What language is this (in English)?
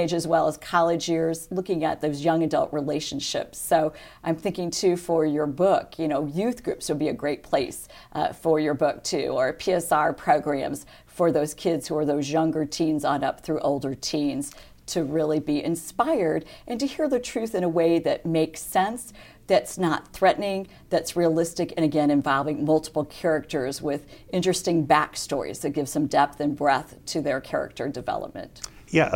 English